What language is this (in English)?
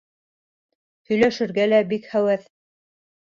Bashkir